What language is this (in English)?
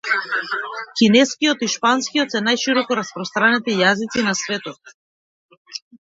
Macedonian